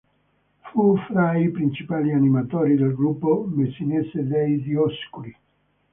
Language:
Italian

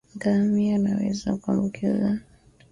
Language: Swahili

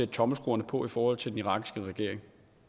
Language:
Danish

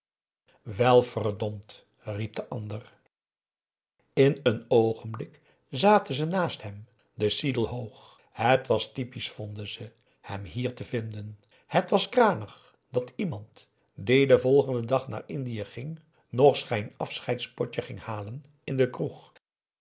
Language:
Dutch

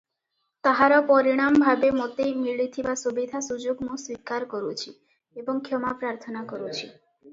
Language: Odia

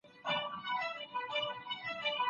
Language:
Pashto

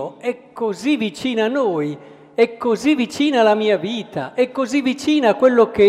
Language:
Italian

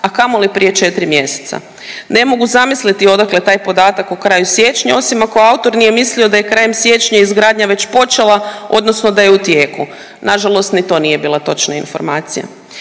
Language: Croatian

